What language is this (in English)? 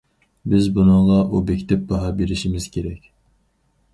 Uyghur